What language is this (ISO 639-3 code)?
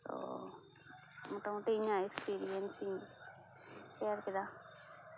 sat